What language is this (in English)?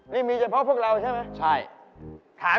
Thai